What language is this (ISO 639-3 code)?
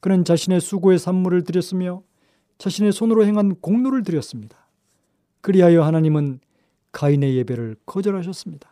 kor